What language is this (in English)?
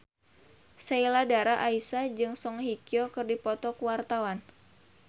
Sundanese